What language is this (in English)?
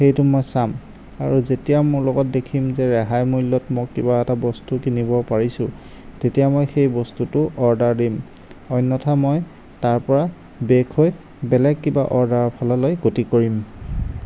Assamese